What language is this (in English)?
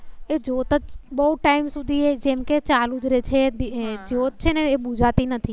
Gujarati